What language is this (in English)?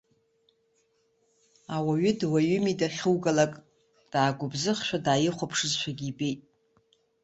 Abkhazian